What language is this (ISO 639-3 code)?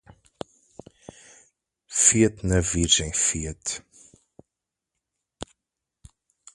por